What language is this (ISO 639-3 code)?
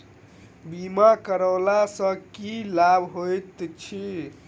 mai